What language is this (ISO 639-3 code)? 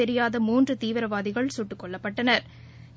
tam